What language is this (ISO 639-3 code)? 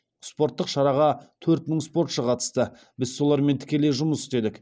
kaz